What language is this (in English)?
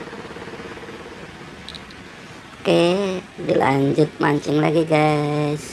Indonesian